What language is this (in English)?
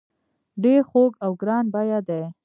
Pashto